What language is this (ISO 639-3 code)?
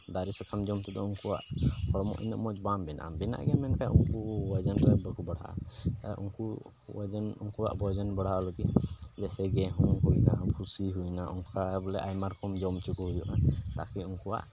sat